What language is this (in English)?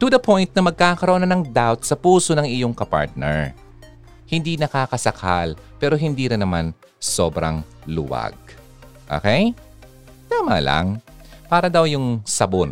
Filipino